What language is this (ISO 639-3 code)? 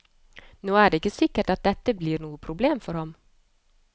nor